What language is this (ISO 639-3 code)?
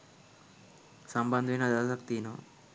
sin